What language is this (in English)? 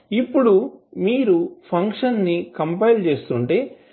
Telugu